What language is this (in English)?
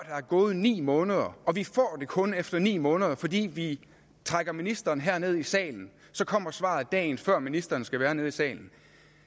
Danish